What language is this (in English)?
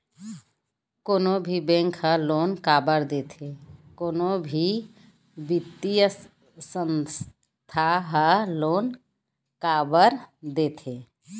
Chhattisgarhi